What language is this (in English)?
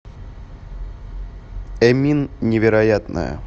Russian